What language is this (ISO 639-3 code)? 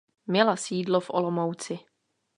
ces